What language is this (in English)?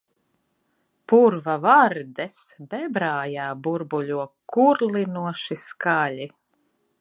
Latvian